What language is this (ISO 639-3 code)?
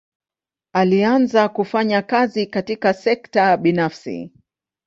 swa